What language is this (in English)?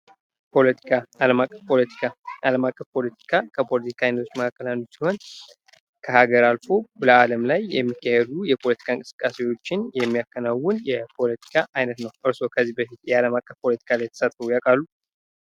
Amharic